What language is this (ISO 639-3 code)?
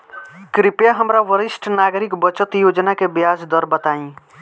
bho